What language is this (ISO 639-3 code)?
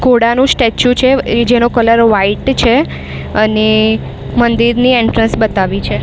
guj